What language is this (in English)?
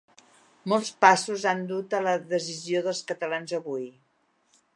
Catalan